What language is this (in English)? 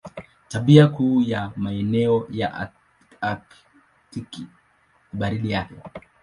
Swahili